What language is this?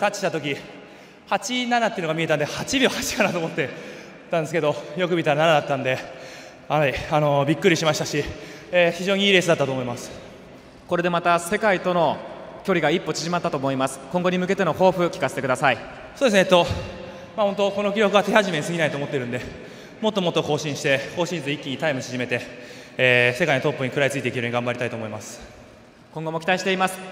Japanese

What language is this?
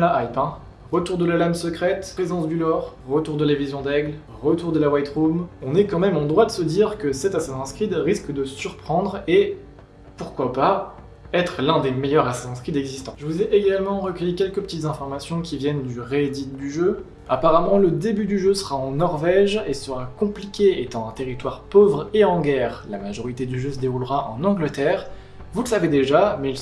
French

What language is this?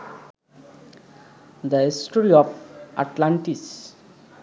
Bangla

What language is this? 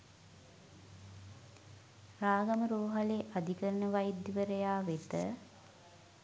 Sinhala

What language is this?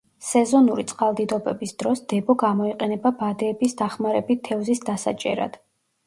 Georgian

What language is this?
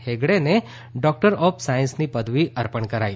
Gujarati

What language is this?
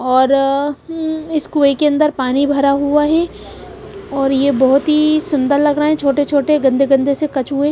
Hindi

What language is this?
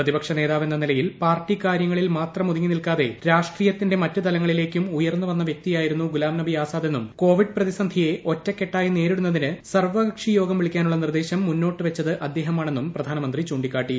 Malayalam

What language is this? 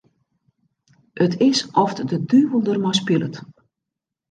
Western Frisian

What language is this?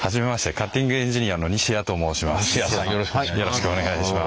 Japanese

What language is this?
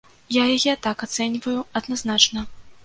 Belarusian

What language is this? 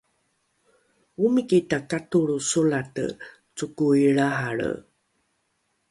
Rukai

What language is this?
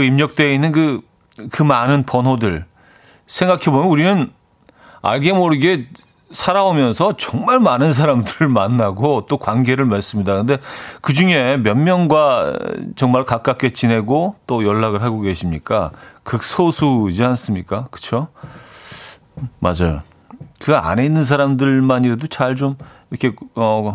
Korean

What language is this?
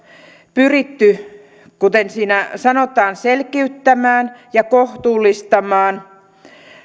Finnish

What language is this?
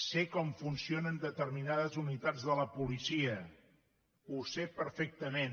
Catalan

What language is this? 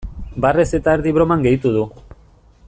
Basque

